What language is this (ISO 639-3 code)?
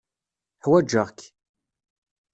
kab